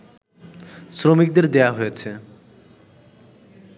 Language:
Bangla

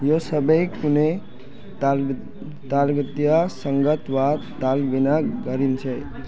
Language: Nepali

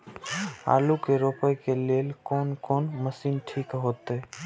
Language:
Maithili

